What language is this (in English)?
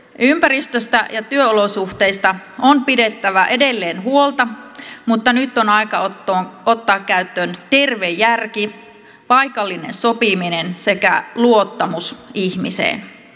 Finnish